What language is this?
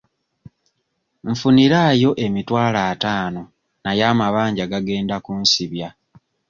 Ganda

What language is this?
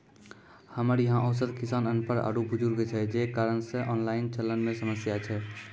Maithili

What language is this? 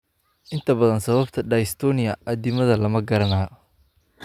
Somali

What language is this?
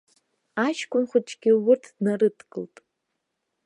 Abkhazian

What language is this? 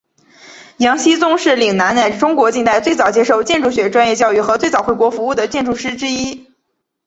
Chinese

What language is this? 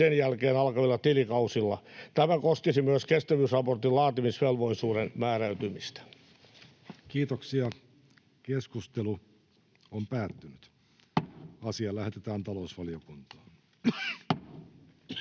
Finnish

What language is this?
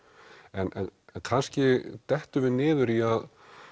Icelandic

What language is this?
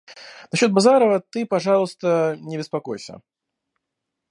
Russian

